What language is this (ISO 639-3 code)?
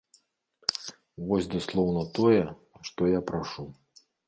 bel